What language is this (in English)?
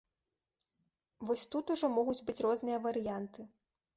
Belarusian